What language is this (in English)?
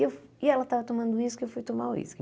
Portuguese